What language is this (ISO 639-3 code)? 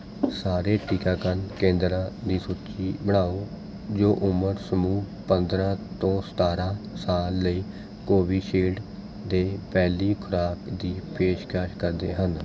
pan